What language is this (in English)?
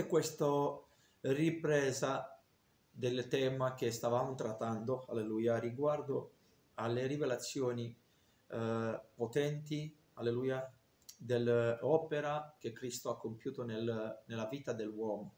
Italian